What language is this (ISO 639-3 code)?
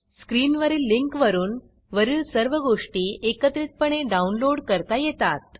mar